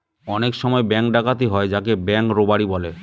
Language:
Bangla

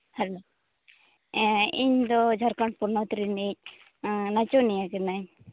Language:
Santali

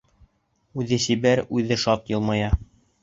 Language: Bashkir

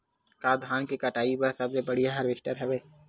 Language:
Chhattisgarhi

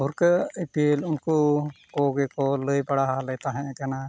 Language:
Santali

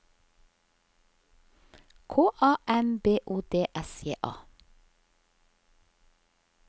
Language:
Norwegian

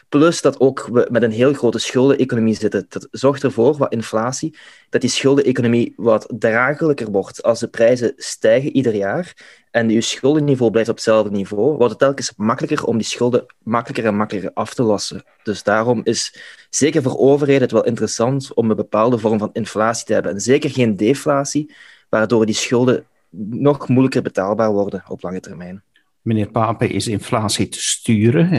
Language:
Dutch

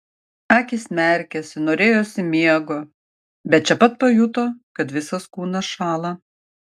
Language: Lithuanian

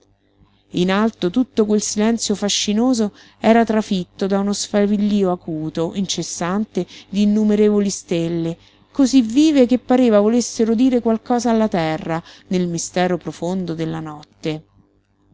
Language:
Italian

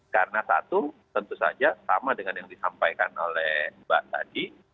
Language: Indonesian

